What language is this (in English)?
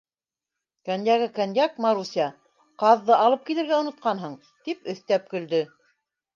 Bashkir